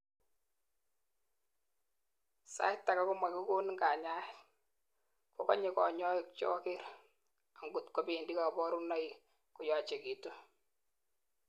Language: Kalenjin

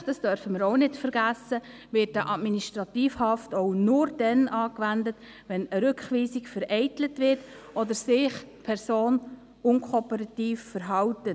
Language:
Swiss German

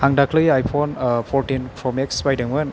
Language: Bodo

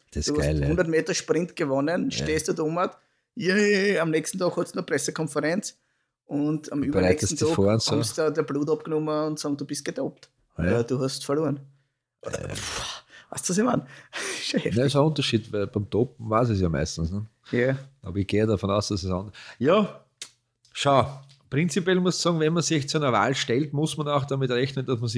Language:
German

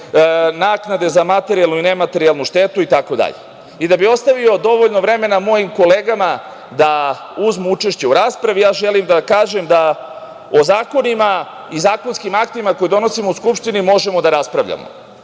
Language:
Serbian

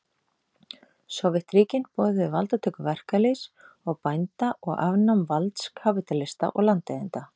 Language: Icelandic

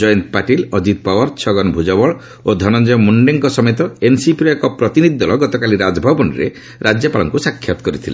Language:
Odia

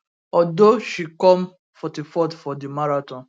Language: Nigerian Pidgin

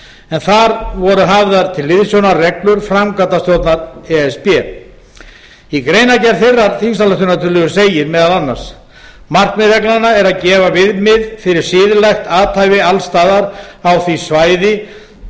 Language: Icelandic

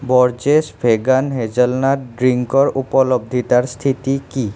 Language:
Assamese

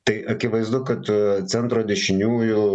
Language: Lithuanian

